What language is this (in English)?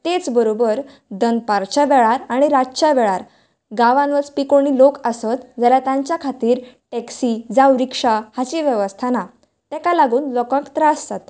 Konkani